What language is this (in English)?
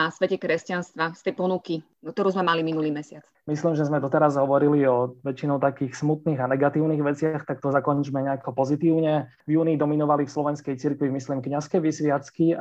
Slovak